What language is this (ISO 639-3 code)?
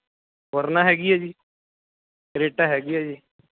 pan